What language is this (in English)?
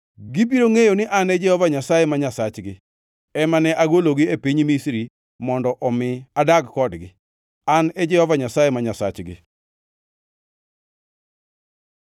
Luo (Kenya and Tanzania)